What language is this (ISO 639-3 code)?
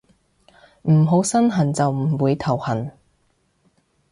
yue